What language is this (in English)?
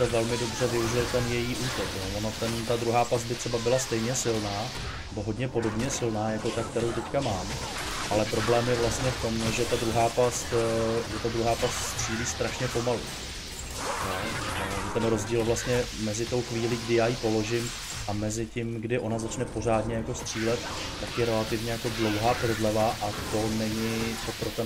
Czech